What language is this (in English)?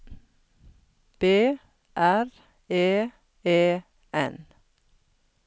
Norwegian